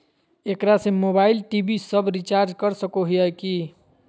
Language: Magahi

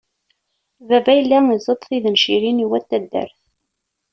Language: Kabyle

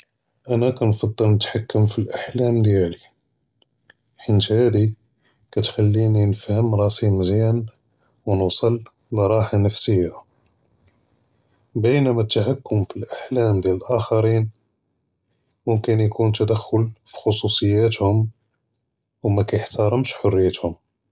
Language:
Judeo-Arabic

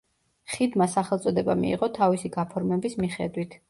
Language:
Georgian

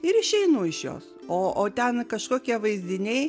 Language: Lithuanian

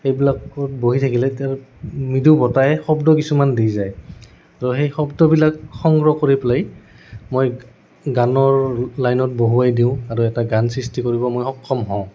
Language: Assamese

